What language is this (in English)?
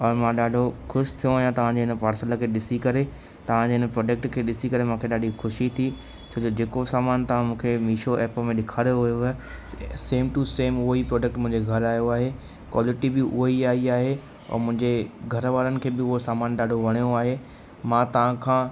Sindhi